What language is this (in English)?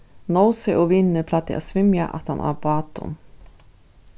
Faroese